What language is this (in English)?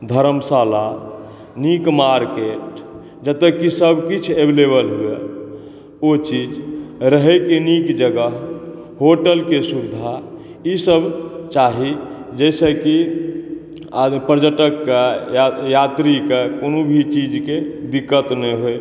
Maithili